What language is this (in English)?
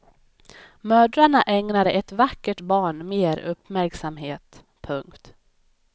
Swedish